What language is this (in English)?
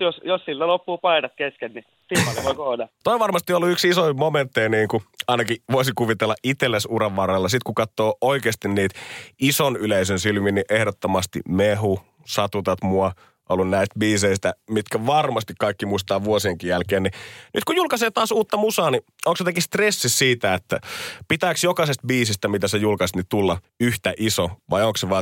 Finnish